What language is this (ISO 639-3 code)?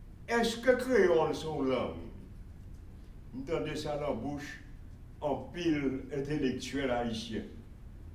fra